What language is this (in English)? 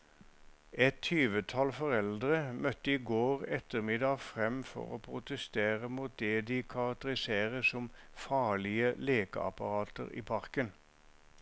Norwegian